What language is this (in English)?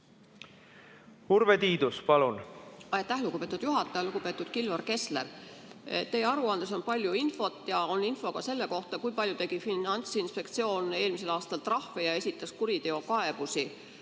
Estonian